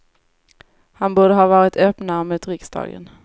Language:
Swedish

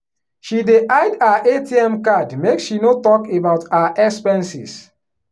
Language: Nigerian Pidgin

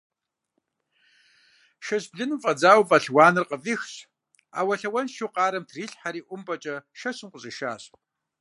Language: Kabardian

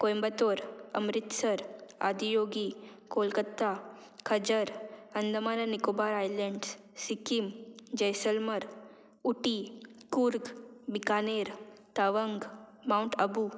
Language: Konkani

